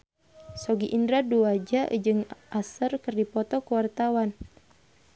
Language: Sundanese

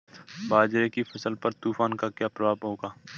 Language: Hindi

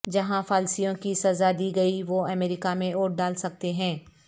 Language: Urdu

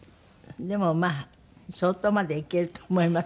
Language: Japanese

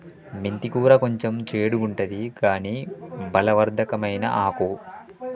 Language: Telugu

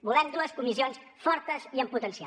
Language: Catalan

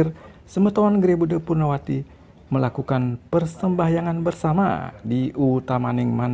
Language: Indonesian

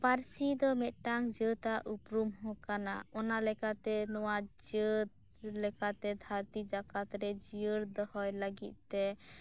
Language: Santali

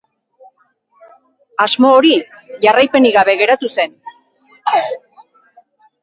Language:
Basque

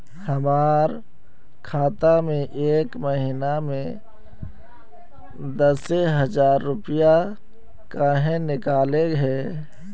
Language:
Magahi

